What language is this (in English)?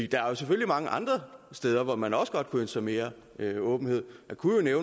Danish